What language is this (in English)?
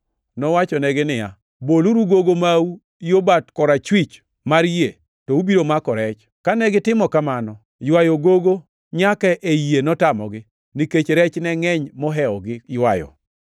Luo (Kenya and Tanzania)